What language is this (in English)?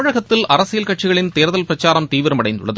Tamil